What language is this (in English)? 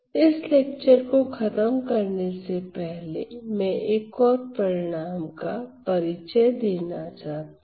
Hindi